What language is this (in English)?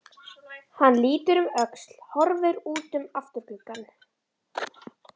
Icelandic